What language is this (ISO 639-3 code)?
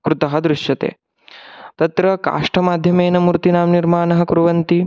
san